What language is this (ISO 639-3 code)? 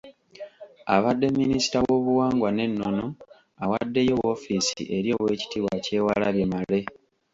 lug